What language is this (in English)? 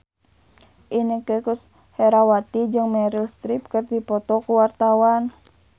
Sundanese